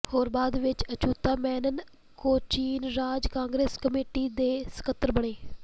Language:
Punjabi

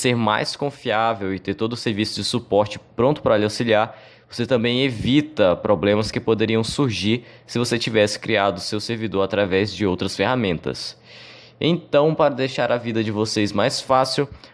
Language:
Portuguese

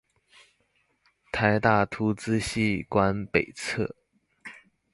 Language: Chinese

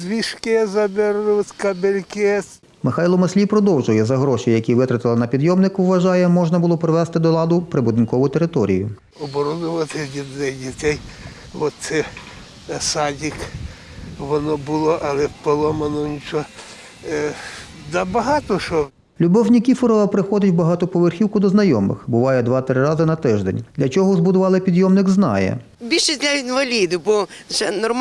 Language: Ukrainian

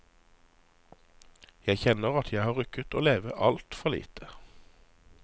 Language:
Norwegian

